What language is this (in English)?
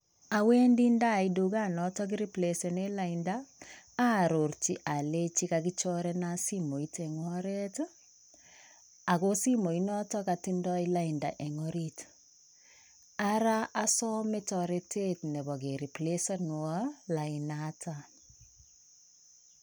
Kalenjin